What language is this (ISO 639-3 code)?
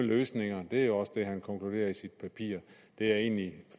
dan